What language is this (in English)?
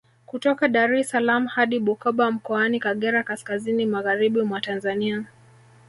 Swahili